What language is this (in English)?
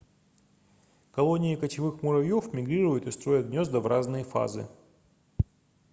Russian